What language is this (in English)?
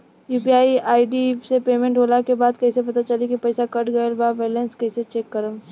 Bhojpuri